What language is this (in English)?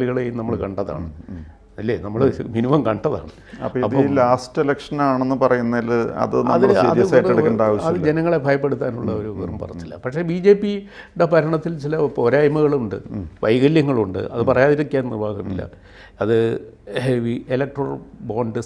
Malayalam